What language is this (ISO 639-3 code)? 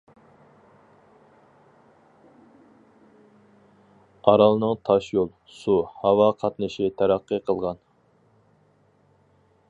uig